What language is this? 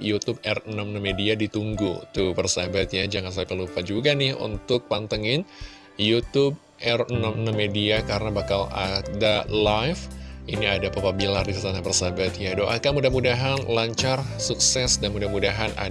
Indonesian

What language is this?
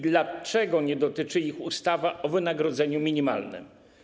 Polish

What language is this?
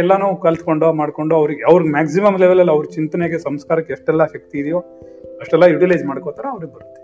Kannada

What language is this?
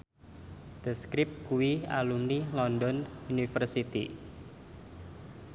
Javanese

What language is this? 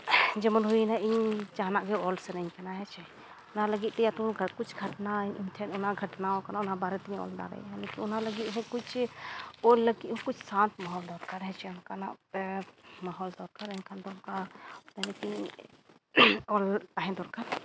Santali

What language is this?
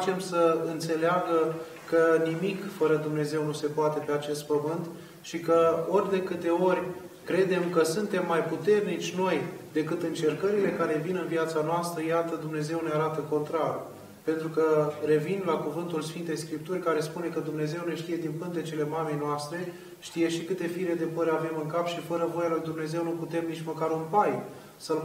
Romanian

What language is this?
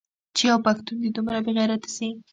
Pashto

